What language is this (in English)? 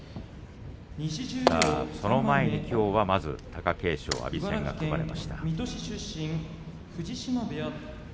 Japanese